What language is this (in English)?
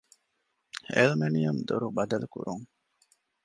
Divehi